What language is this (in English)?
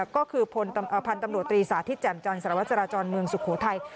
Thai